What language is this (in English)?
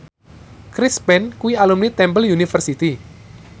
Javanese